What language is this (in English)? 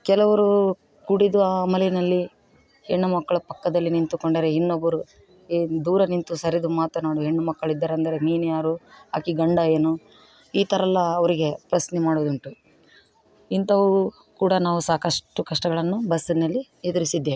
Kannada